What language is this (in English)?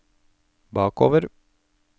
Norwegian